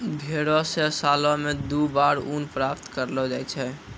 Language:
Maithili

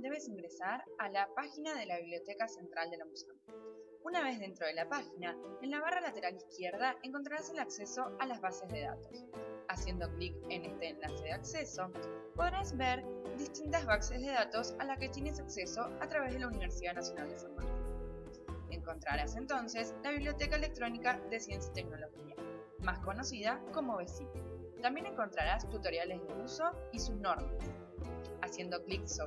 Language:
Spanish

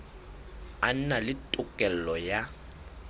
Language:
Southern Sotho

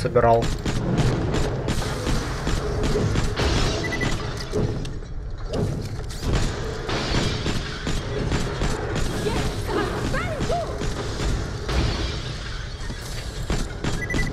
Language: Russian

